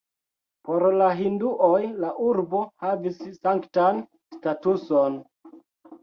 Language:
Esperanto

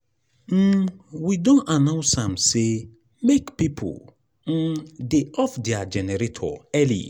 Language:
Nigerian Pidgin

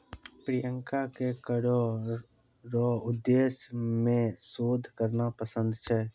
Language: Maithili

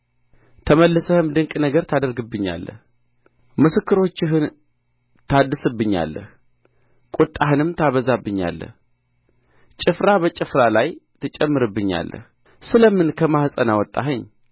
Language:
Amharic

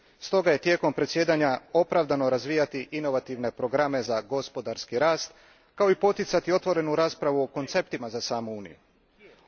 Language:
Croatian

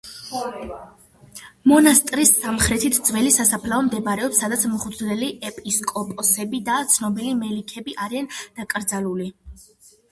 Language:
Georgian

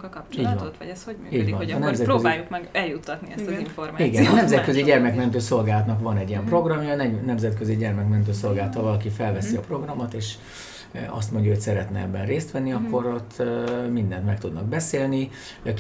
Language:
Hungarian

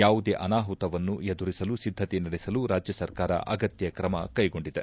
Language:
Kannada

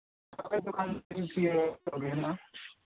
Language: Santali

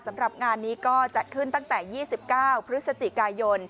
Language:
Thai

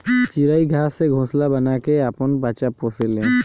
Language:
Bhojpuri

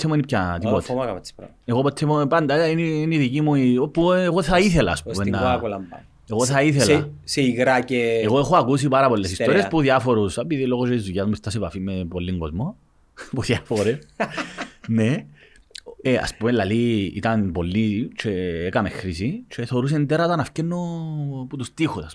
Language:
Greek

